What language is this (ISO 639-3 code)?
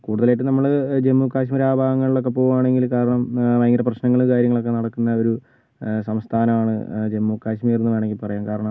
mal